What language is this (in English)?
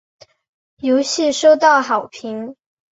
Chinese